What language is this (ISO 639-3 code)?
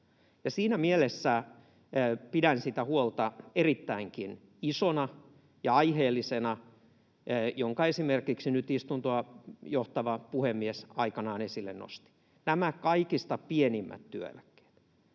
fin